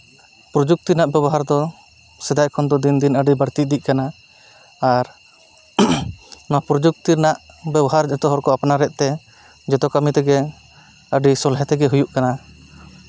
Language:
Santali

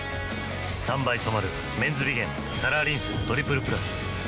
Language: Japanese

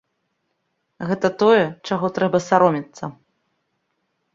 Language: Belarusian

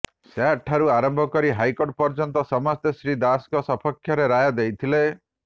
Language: Odia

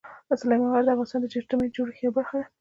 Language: Pashto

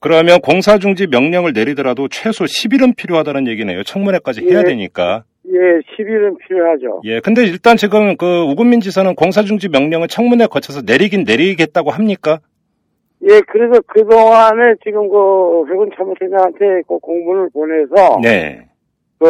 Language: Korean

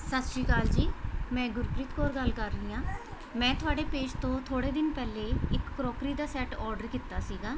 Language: Punjabi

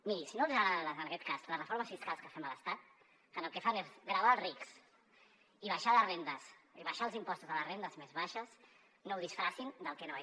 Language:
Catalan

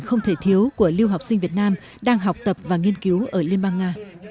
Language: Vietnamese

